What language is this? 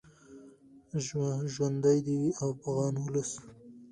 Pashto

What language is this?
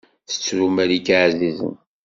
Kabyle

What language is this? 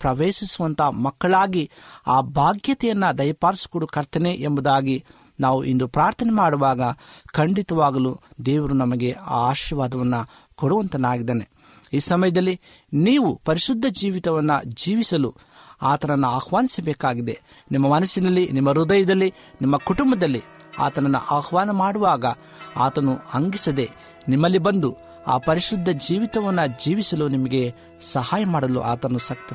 Kannada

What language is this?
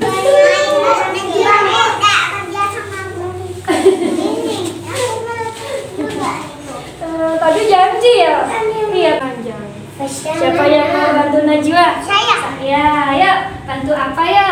Indonesian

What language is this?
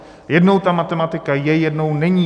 Czech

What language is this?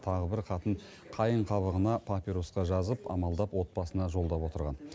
Kazakh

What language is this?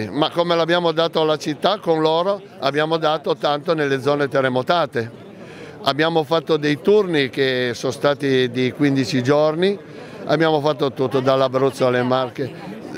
Italian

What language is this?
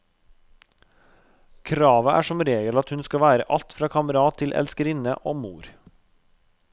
Norwegian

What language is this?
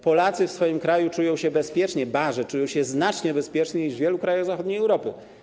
Polish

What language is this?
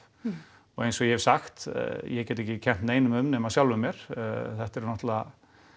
Icelandic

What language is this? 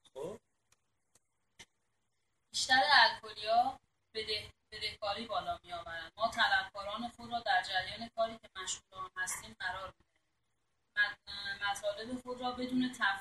Persian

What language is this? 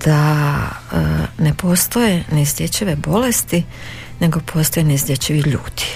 Croatian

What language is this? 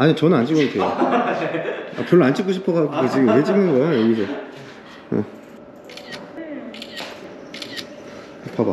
Korean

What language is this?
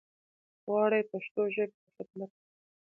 Pashto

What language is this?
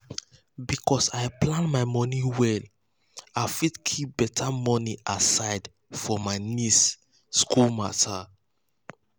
Nigerian Pidgin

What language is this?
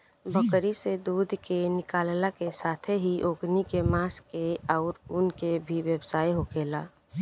Bhojpuri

